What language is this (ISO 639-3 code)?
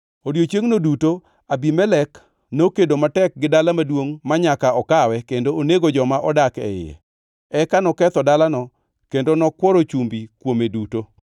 luo